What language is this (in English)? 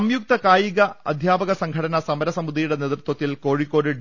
Malayalam